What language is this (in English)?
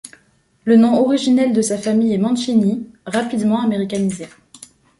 French